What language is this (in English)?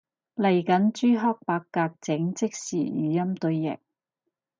Cantonese